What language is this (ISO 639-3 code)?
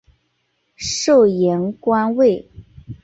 zho